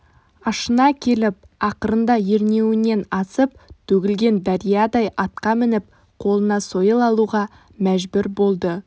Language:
Kazakh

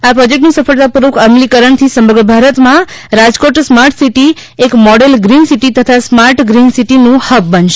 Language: Gujarati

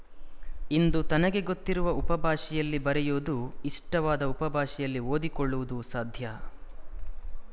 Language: Kannada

